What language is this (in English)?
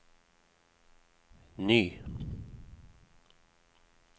Norwegian